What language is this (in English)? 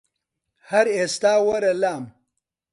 Central Kurdish